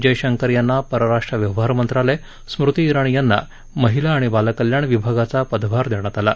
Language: Marathi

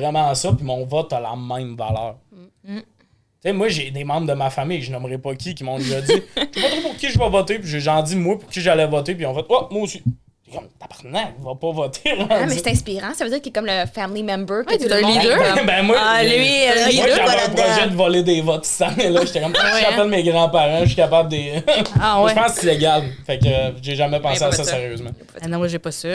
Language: French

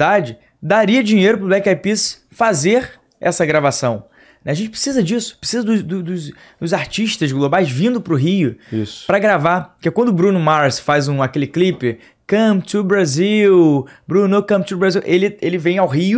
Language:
Portuguese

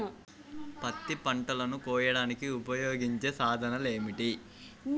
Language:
Telugu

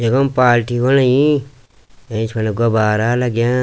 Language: Garhwali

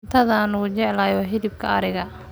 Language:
Somali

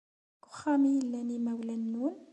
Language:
Kabyle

